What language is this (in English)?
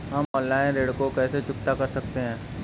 Hindi